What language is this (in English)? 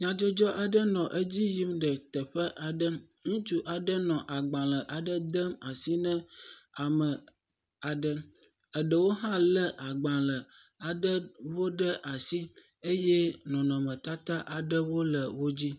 Ewe